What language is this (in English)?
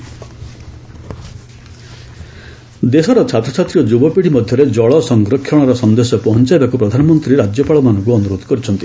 Odia